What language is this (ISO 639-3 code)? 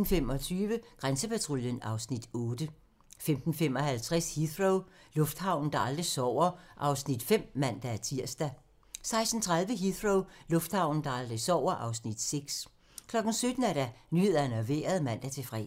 dan